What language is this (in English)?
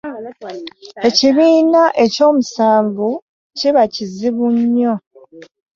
Ganda